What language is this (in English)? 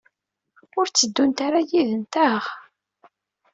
Kabyle